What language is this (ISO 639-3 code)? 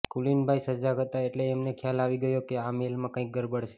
guj